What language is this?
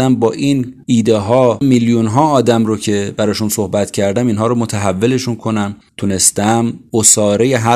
Persian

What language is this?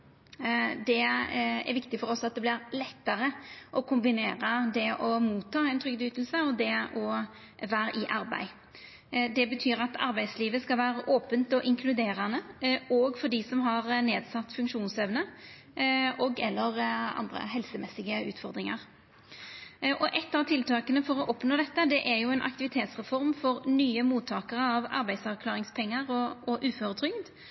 Norwegian Nynorsk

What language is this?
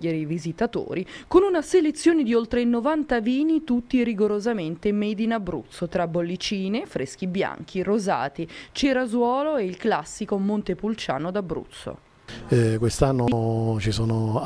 Italian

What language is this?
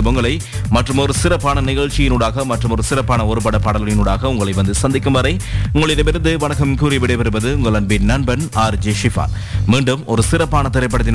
Tamil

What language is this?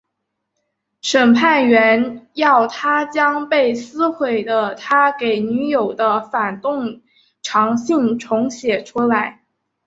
Chinese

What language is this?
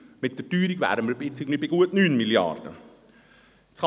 Swiss German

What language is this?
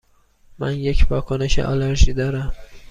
Persian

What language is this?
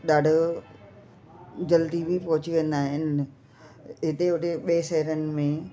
Sindhi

